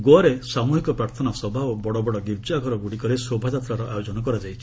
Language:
Odia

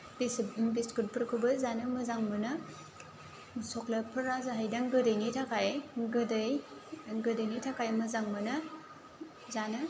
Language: Bodo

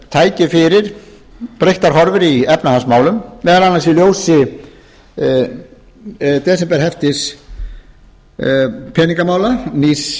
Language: Icelandic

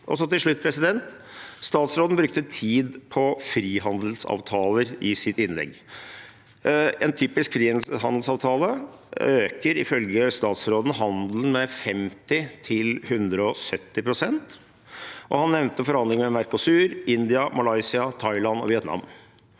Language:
Norwegian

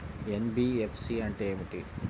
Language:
Telugu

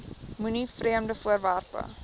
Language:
Afrikaans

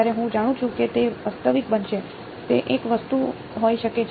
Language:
Gujarati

